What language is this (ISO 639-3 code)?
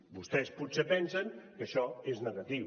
cat